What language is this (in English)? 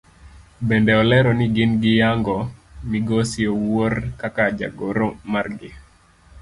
Luo (Kenya and Tanzania)